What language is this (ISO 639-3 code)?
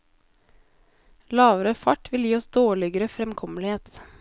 nor